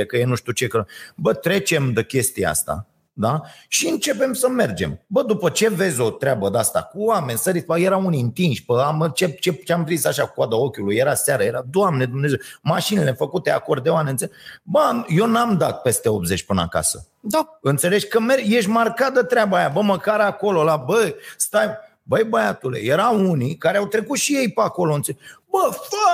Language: Romanian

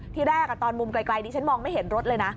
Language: Thai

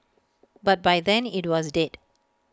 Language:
English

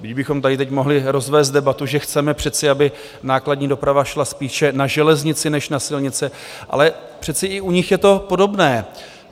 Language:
Czech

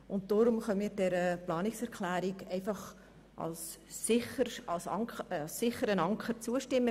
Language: Swiss German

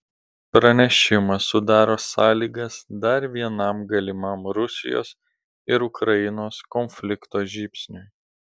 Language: Lithuanian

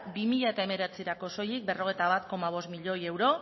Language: Basque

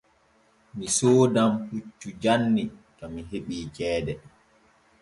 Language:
Borgu Fulfulde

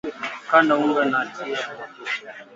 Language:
Swahili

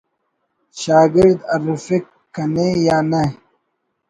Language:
Brahui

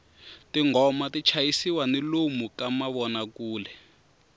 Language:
Tsonga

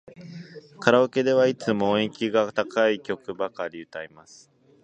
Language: Japanese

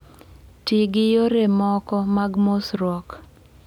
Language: Luo (Kenya and Tanzania)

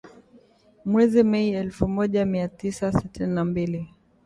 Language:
Swahili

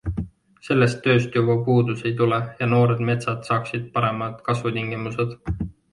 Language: Estonian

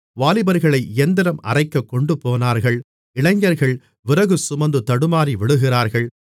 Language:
Tamil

